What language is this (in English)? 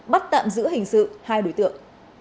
Vietnamese